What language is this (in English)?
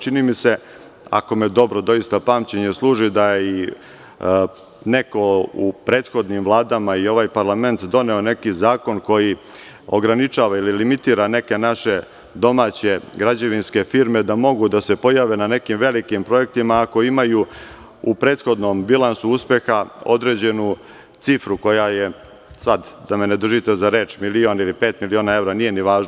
Serbian